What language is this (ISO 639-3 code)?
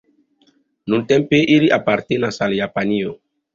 epo